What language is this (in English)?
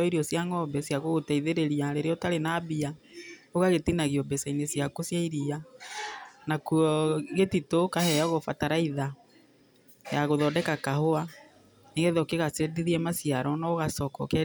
Kikuyu